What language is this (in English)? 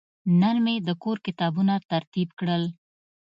Pashto